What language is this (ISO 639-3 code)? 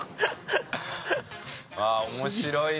jpn